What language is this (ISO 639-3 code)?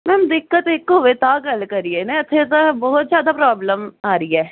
pan